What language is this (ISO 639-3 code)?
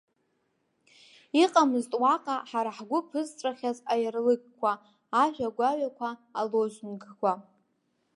abk